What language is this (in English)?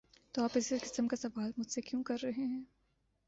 Urdu